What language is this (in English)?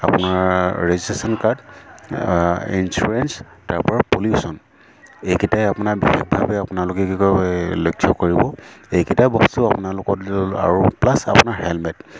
Assamese